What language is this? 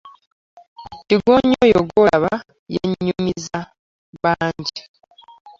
Ganda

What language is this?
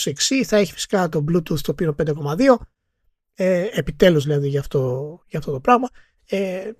Greek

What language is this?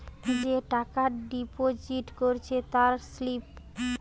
Bangla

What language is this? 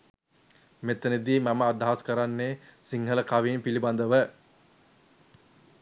Sinhala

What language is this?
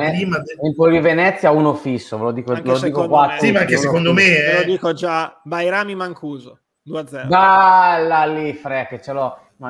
Italian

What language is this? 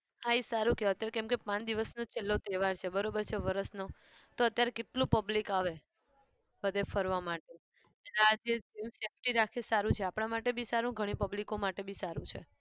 Gujarati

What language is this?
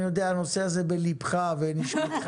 Hebrew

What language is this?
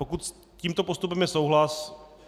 Czech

